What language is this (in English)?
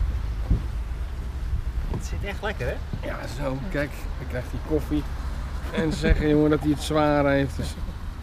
Dutch